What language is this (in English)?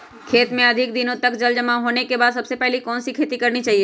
Magahi